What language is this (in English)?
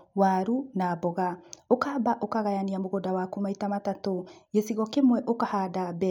Kikuyu